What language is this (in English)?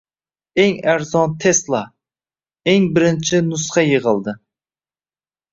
Uzbek